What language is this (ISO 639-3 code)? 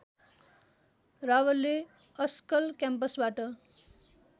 nep